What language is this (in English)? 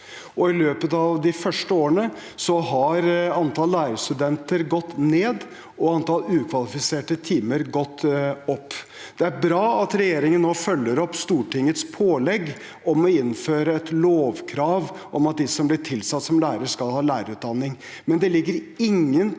Norwegian